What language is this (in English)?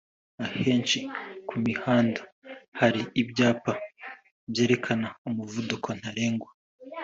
Kinyarwanda